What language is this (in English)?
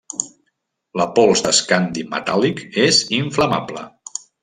Catalan